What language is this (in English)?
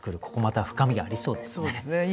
Japanese